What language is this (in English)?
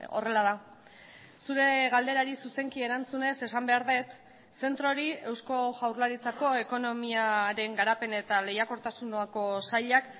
Basque